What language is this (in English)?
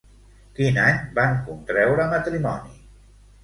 Catalan